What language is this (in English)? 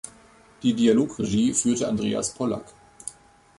German